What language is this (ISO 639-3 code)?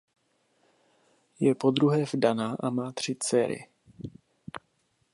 ces